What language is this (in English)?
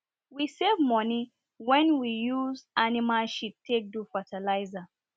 Nigerian Pidgin